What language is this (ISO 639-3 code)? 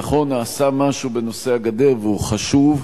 heb